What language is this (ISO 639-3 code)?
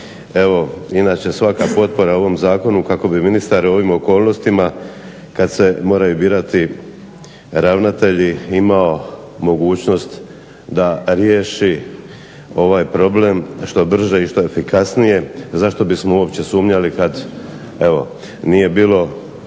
hrv